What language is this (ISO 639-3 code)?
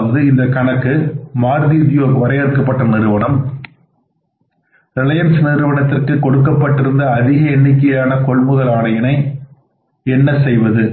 tam